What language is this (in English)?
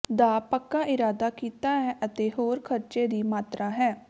Punjabi